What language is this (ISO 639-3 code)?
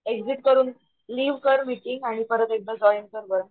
mar